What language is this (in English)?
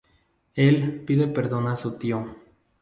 Spanish